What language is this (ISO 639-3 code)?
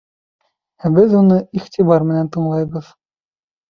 bak